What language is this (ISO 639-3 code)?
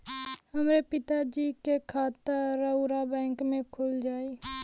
bho